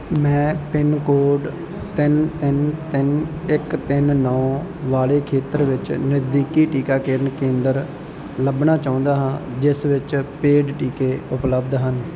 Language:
Punjabi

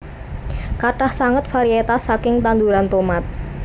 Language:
Javanese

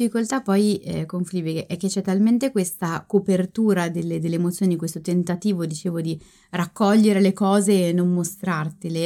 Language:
Italian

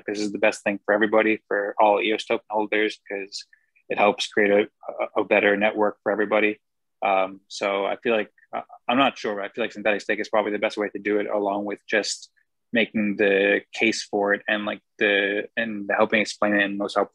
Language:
English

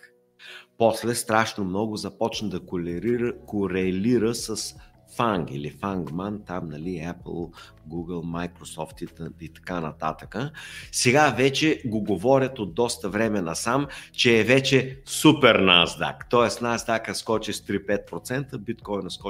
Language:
Bulgarian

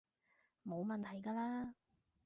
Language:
Cantonese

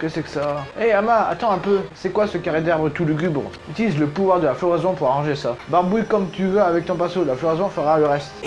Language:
French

